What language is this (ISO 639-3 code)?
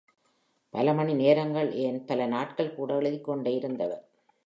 tam